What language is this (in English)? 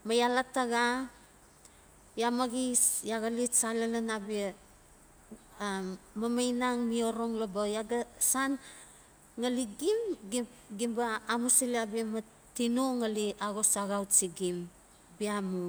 Notsi